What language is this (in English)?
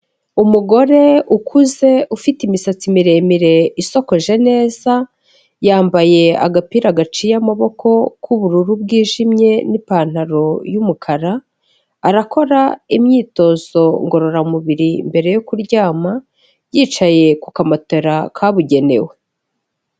Kinyarwanda